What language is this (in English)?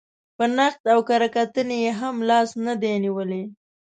Pashto